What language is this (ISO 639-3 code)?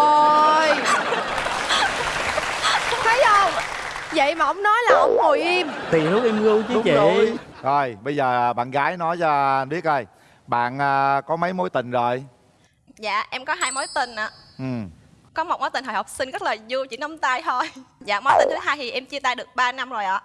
vie